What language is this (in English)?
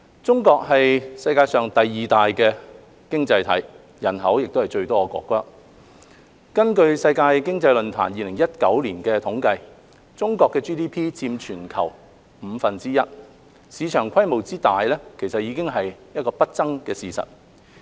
Cantonese